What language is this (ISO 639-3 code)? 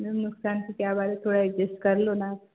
hin